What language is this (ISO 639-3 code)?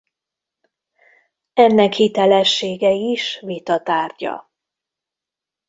hun